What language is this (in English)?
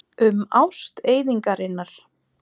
Icelandic